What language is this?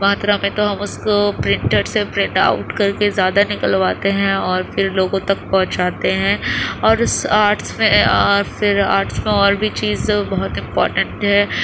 Urdu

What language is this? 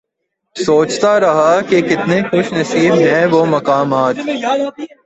Urdu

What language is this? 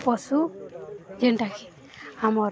Odia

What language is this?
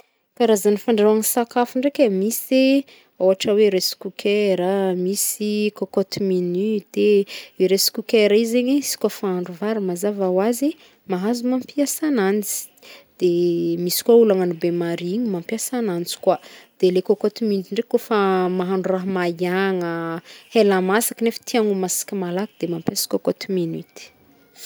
Northern Betsimisaraka Malagasy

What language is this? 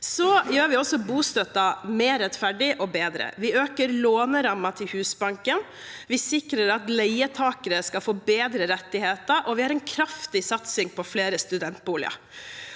Norwegian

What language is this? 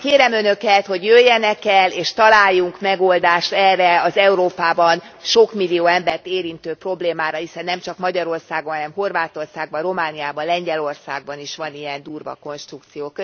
Hungarian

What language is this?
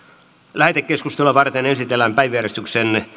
Finnish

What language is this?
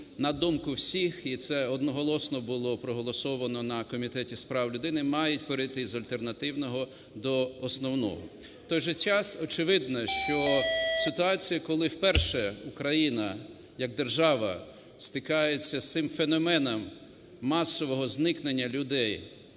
Ukrainian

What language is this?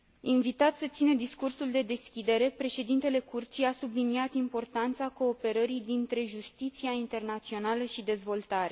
Romanian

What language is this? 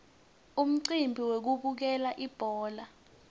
Swati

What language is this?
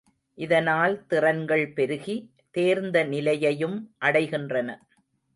Tamil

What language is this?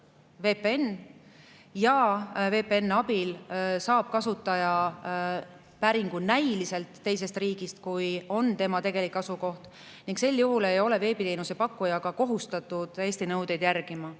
Estonian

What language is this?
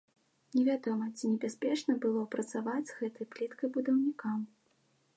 Belarusian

